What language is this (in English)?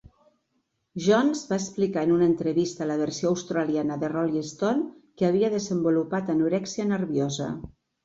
Catalan